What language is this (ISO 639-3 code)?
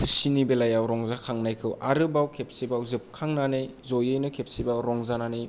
brx